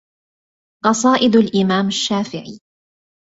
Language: Arabic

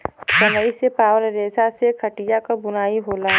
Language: Bhojpuri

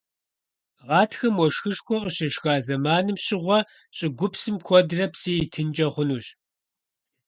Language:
Kabardian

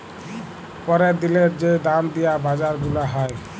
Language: Bangla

